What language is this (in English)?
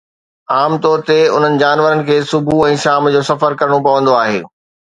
Sindhi